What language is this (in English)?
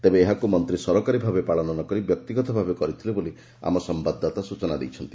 Odia